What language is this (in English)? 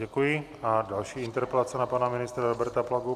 Czech